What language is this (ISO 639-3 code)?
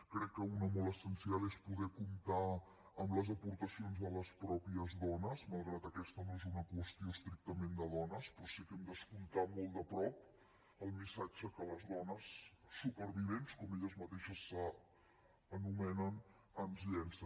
cat